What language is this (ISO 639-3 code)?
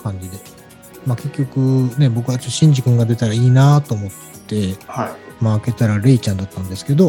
jpn